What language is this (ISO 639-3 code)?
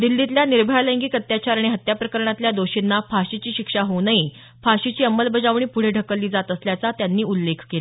mar